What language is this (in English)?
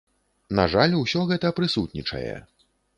Belarusian